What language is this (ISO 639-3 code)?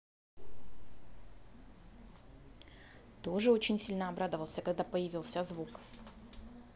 rus